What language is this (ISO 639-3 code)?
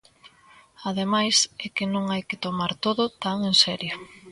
glg